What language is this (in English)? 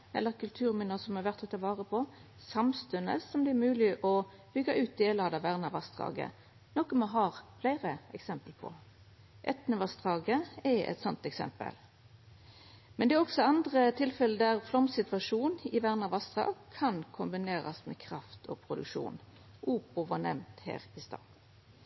Norwegian Nynorsk